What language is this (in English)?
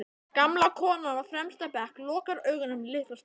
Icelandic